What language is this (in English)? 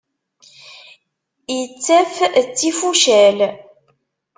Kabyle